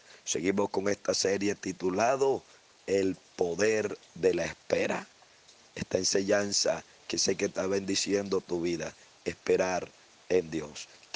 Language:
Spanish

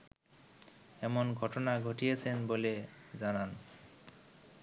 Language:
Bangla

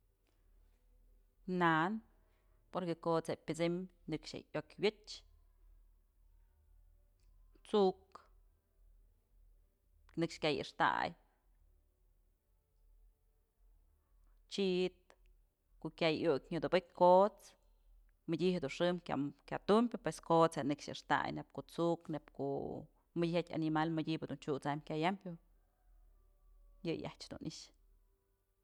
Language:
Mazatlán Mixe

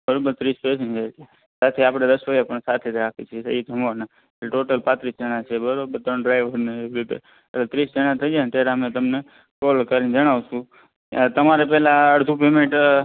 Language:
Gujarati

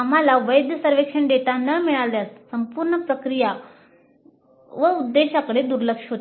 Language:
Marathi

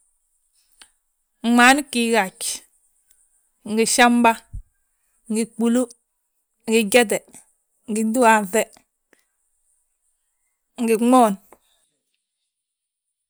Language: Balanta-Ganja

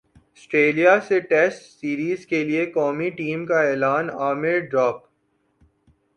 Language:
Urdu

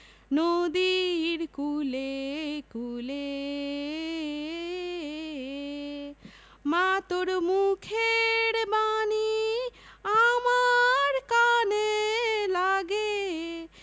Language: Bangla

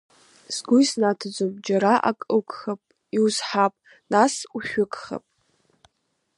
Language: Abkhazian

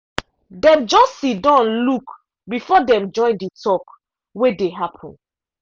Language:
Nigerian Pidgin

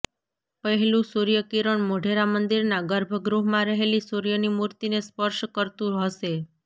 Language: Gujarati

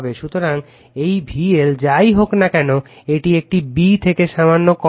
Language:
Bangla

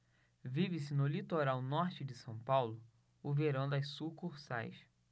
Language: Portuguese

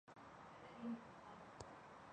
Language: Chinese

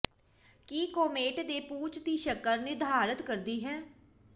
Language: Punjabi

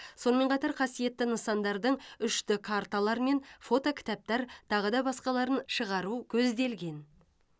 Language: Kazakh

